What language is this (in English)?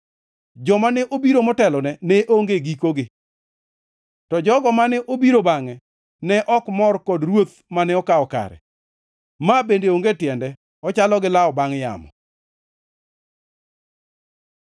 Luo (Kenya and Tanzania)